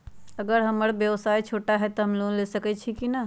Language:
Magahi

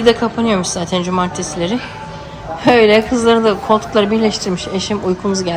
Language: Turkish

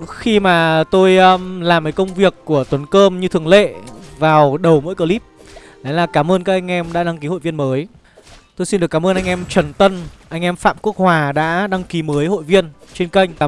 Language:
Vietnamese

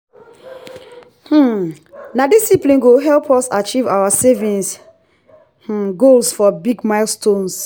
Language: Nigerian Pidgin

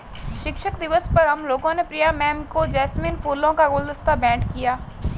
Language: Hindi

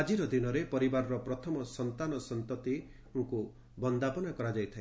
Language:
Odia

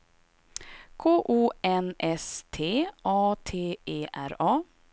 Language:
Swedish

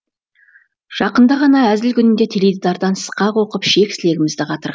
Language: Kazakh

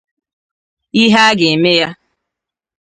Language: Igbo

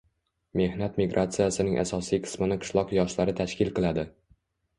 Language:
Uzbek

